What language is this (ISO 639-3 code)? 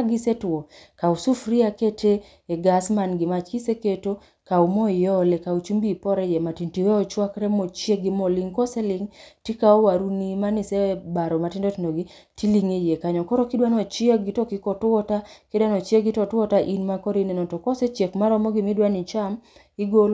luo